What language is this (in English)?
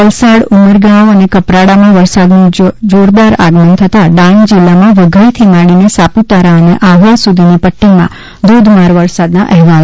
Gujarati